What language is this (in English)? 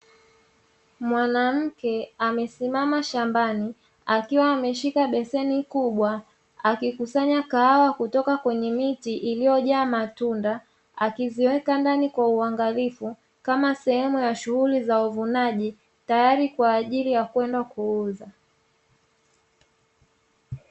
Swahili